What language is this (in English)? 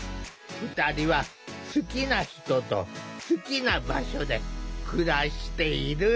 Japanese